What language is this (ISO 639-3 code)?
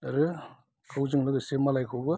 brx